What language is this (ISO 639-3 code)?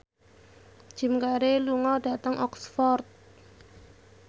jav